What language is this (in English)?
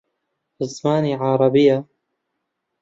Central Kurdish